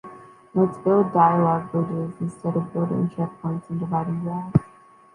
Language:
English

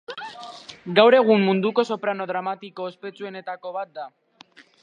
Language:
Basque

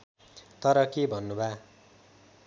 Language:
Nepali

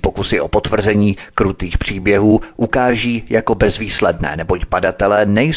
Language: Czech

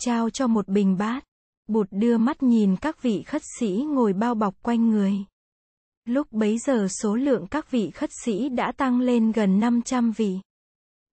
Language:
Vietnamese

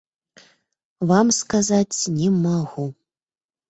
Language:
Belarusian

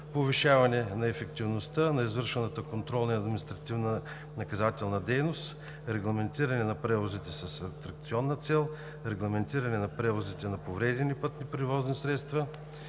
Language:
Bulgarian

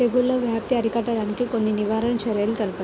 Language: Telugu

